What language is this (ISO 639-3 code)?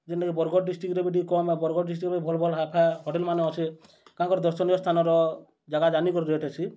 ori